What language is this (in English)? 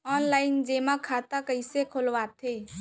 Chhattisgarhi